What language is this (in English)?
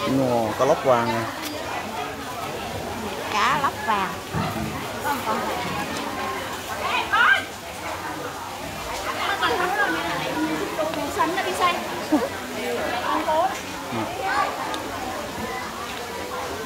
Vietnamese